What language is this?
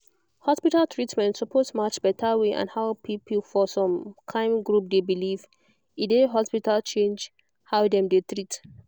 Nigerian Pidgin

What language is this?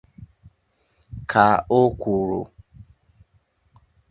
Igbo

